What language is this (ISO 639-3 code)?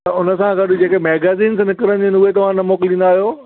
snd